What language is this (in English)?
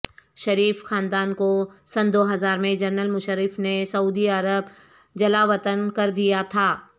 Urdu